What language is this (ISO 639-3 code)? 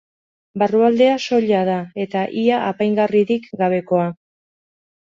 eus